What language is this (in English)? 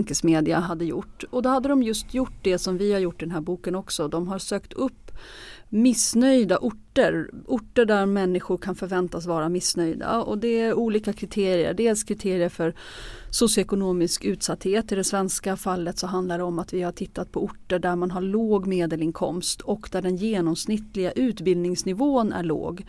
Swedish